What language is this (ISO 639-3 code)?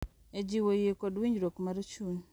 luo